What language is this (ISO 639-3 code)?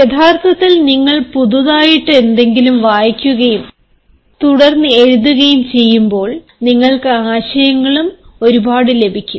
mal